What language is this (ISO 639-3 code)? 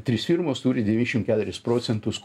lit